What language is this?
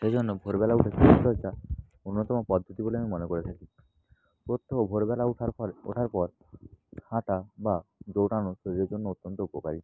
Bangla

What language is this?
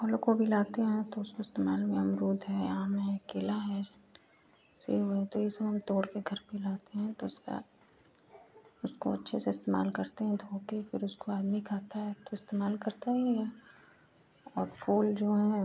Hindi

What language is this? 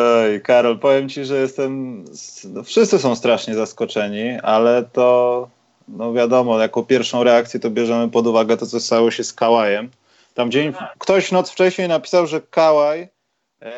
Polish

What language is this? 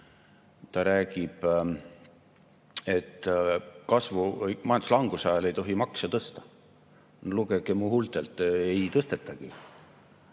Estonian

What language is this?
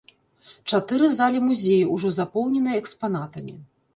Belarusian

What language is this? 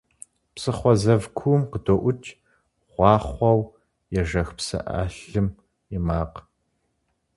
Kabardian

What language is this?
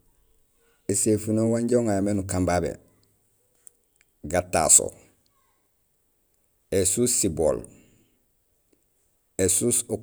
Gusilay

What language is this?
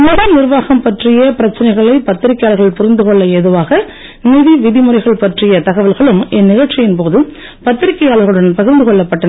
Tamil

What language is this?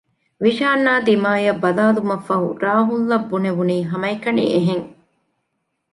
Divehi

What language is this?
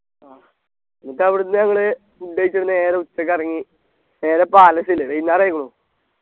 Malayalam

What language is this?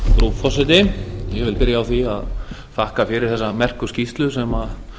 Icelandic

